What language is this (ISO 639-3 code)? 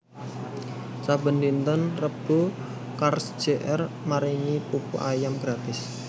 jav